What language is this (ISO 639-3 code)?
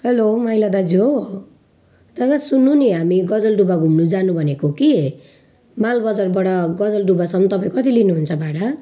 nep